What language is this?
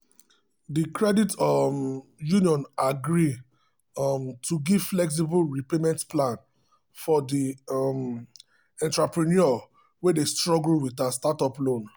Nigerian Pidgin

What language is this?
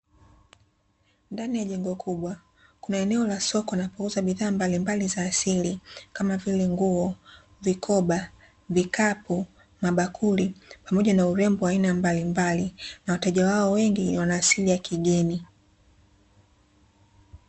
Swahili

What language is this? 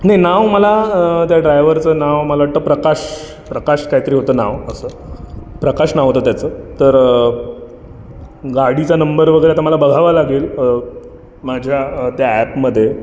Marathi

